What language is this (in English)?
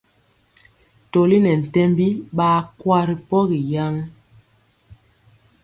Mpiemo